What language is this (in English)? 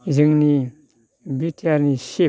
Bodo